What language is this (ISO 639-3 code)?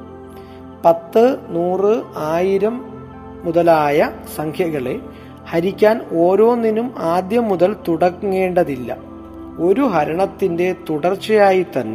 mal